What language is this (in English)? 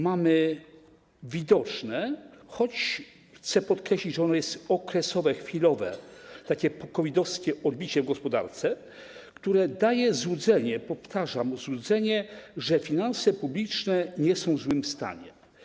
Polish